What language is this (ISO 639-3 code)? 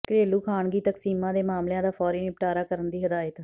pan